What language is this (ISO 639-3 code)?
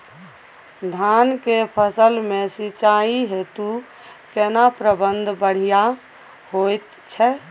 mai